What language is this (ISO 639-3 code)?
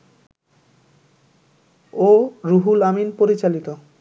ben